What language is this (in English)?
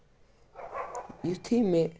Kashmiri